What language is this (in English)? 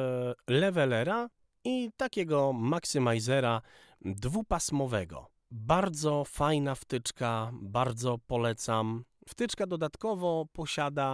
Polish